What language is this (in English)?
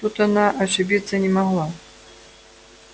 Russian